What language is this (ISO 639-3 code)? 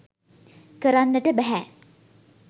sin